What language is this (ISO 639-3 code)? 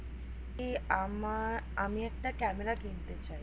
ben